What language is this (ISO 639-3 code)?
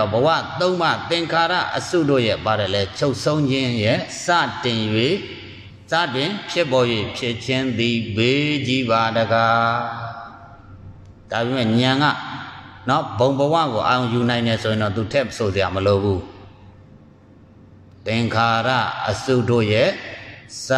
ind